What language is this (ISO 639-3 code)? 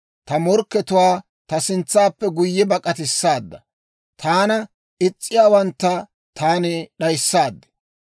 dwr